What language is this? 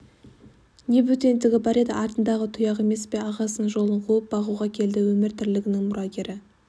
Kazakh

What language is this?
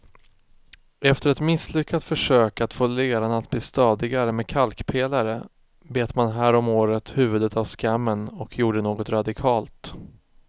Swedish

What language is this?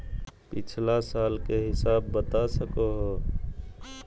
Magahi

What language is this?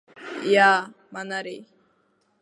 Latvian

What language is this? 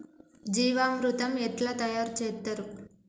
Telugu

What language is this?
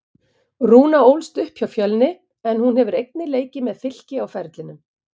Icelandic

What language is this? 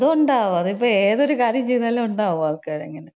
Malayalam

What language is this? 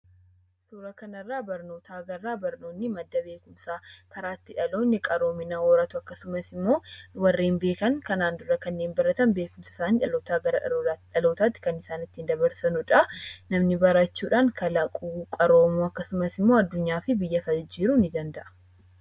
Oromo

